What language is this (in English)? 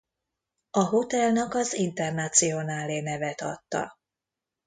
Hungarian